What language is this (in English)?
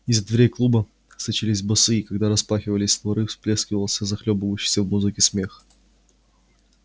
Russian